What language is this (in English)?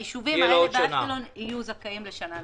Hebrew